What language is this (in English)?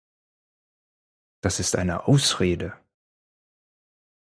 German